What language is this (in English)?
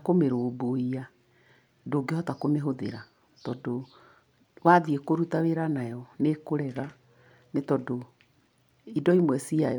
Kikuyu